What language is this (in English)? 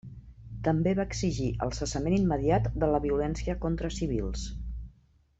Catalan